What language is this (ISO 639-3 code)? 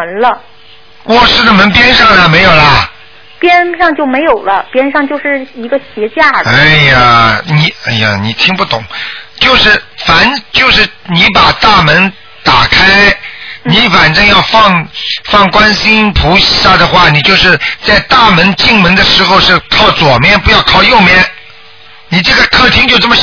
zho